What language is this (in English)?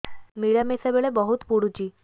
Odia